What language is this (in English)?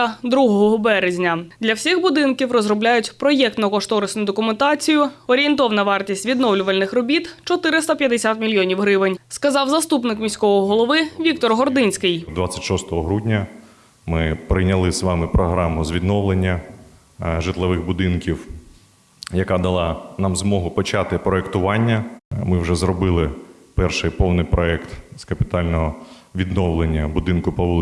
Ukrainian